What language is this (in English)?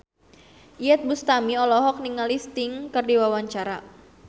Sundanese